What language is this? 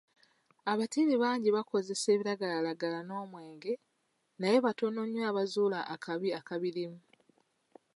Ganda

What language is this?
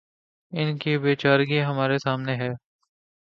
Urdu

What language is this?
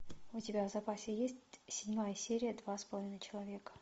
Russian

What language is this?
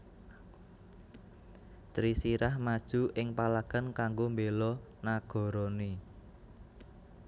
Javanese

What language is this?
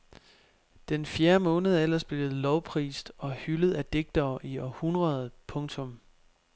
Danish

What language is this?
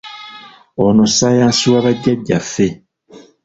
Ganda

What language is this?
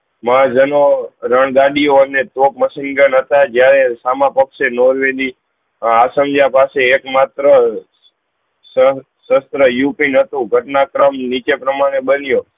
Gujarati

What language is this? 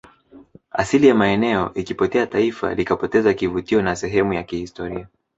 Swahili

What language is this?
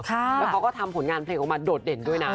Thai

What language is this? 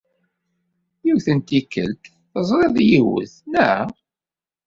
Kabyle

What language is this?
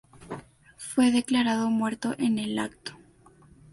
Spanish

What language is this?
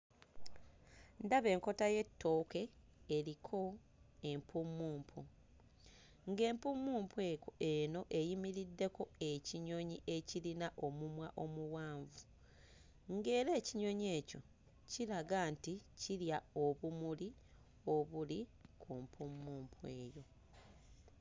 Ganda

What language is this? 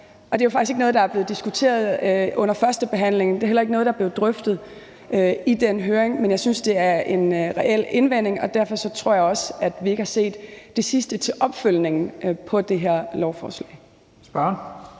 Danish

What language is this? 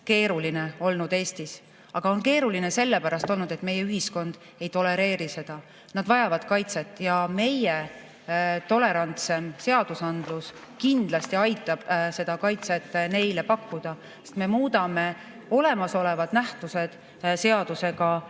Estonian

